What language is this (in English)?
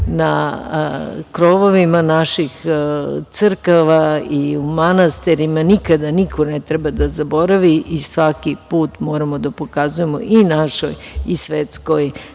Serbian